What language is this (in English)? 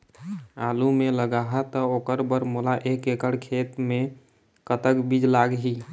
Chhattisgarhi